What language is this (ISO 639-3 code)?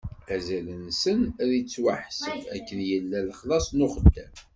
kab